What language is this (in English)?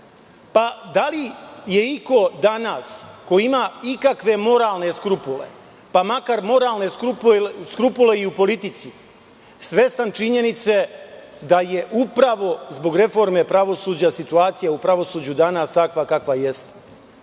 Serbian